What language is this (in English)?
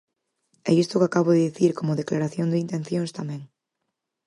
Galician